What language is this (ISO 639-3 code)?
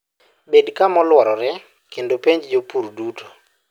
luo